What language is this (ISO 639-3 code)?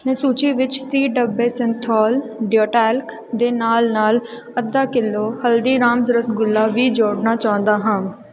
pan